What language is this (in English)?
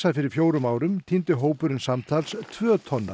Icelandic